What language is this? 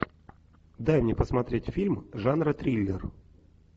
Russian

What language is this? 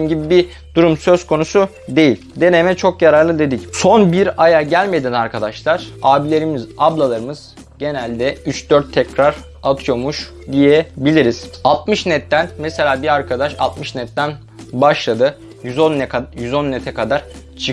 Turkish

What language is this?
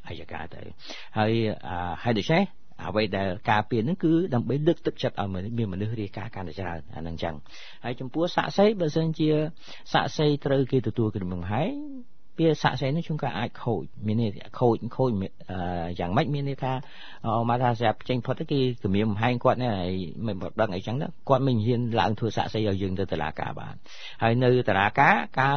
Thai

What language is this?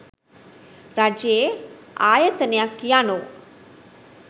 Sinhala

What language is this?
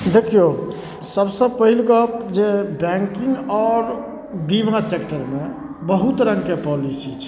Maithili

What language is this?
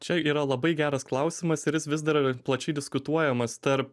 Lithuanian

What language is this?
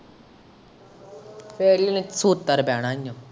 Punjabi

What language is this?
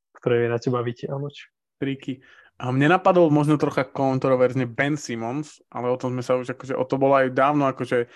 Slovak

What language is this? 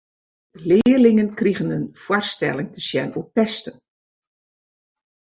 Western Frisian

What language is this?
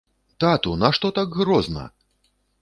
Belarusian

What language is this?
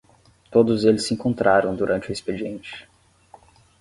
Portuguese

